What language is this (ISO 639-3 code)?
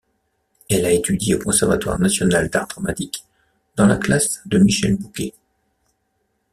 fra